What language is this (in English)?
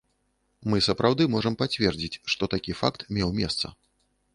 Belarusian